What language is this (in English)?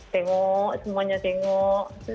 Indonesian